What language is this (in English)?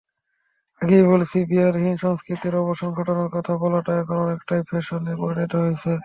Bangla